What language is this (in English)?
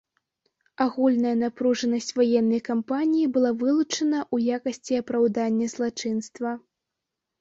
Belarusian